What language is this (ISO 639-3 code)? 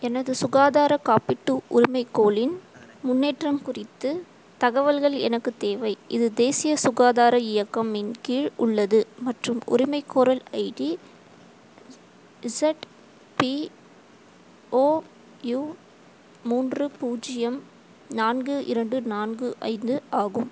tam